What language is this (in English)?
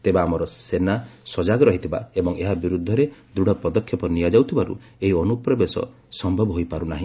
Odia